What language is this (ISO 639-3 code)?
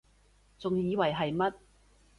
yue